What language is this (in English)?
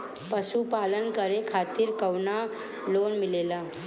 Bhojpuri